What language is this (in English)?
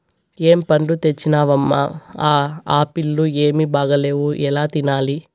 Telugu